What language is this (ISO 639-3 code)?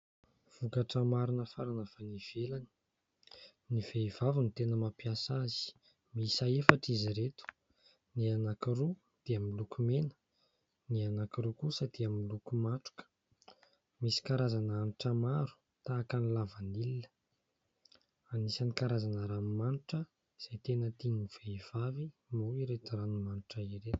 mlg